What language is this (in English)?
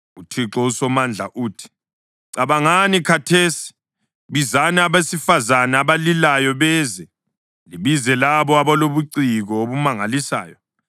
North Ndebele